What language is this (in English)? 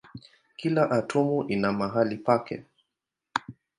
Swahili